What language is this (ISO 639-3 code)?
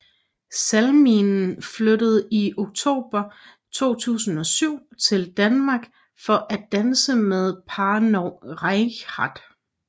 dan